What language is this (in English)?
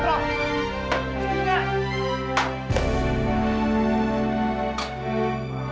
Indonesian